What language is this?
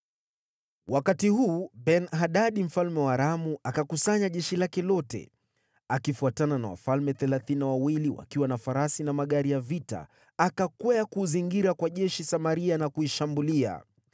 Swahili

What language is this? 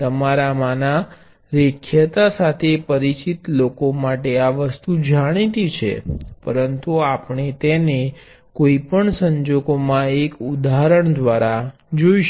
Gujarati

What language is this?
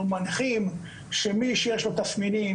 Hebrew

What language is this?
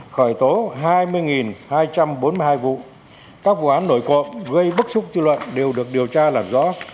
Vietnamese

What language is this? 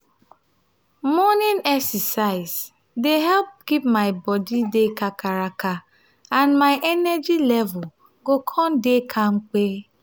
Nigerian Pidgin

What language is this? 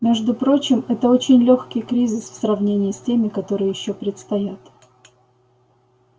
Russian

